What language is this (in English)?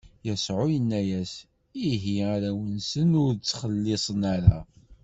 Kabyle